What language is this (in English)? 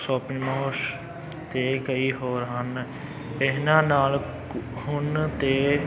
Punjabi